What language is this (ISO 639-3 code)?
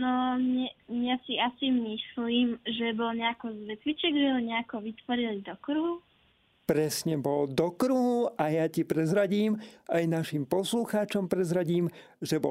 slk